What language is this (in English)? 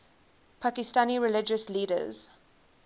English